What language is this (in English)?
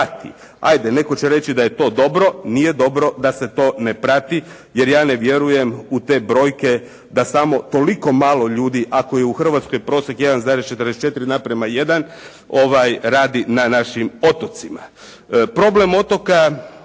Croatian